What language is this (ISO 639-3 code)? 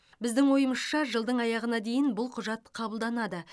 kaz